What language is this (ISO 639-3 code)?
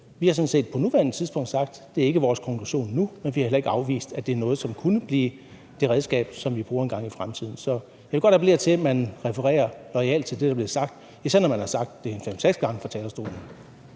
dan